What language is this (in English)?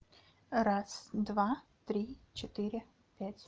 Russian